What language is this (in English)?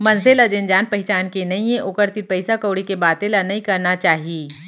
Chhattisgarhi